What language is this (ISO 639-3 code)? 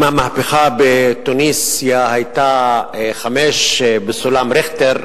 heb